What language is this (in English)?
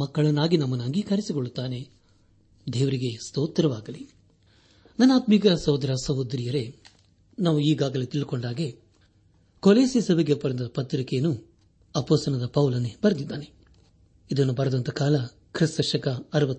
Kannada